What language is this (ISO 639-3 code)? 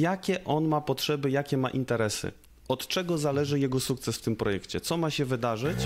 pol